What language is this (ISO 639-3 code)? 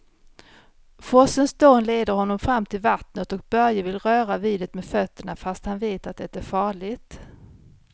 swe